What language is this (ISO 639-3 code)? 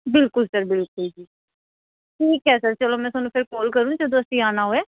pan